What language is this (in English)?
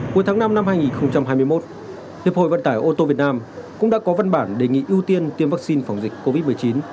Vietnamese